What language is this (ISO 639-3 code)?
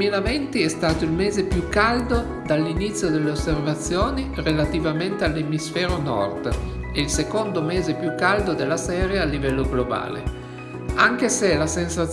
ita